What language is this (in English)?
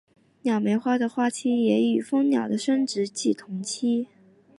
Chinese